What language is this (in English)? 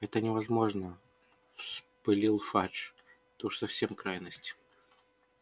Russian